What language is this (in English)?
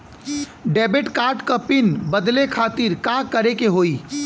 Bhojpuri